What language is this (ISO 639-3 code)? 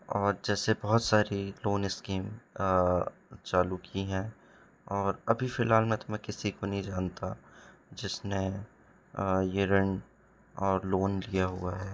hin